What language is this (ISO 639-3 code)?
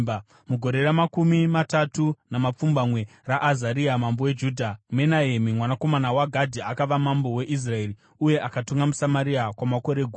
sna